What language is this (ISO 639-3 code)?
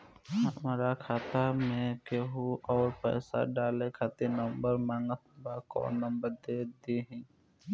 bho